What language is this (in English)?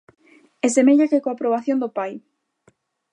Galician